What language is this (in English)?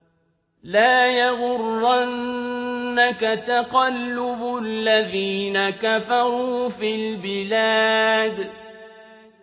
Arabic